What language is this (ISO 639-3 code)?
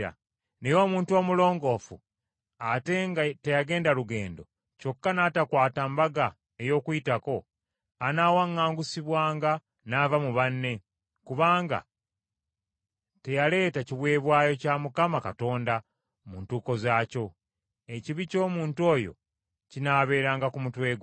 lug